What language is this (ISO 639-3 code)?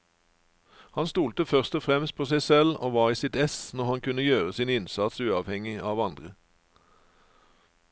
nor